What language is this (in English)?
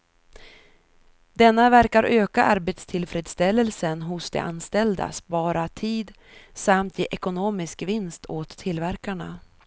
Swedish